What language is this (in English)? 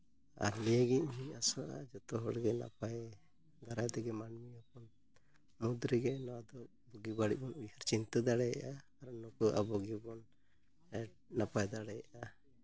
Santali